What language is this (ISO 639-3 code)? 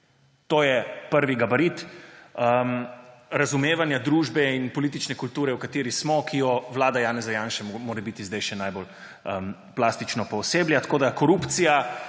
slv